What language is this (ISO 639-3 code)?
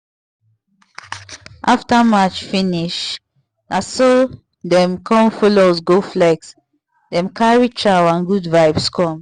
pcm